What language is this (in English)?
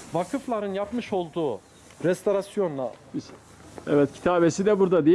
Turkish